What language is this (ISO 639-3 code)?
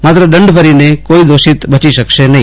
guj